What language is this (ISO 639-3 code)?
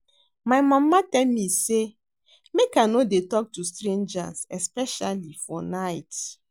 pcm